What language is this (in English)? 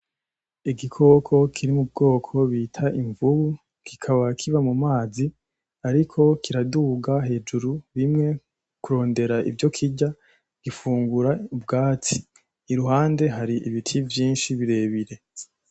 Rundi